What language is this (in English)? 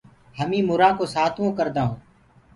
Gurgula